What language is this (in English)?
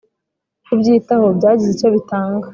Kinyarwanda